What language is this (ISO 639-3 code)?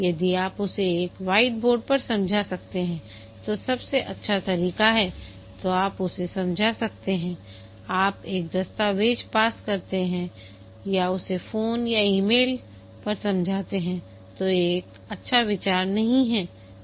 hin